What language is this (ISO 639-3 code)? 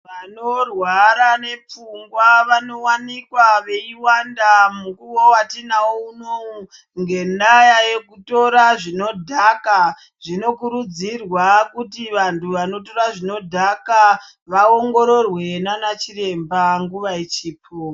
ndc